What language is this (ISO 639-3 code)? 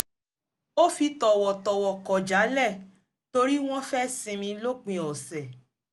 yor